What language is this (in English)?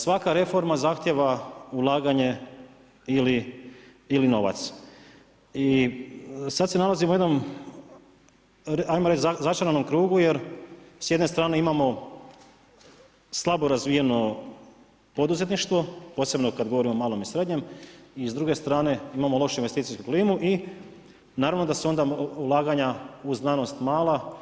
Croatian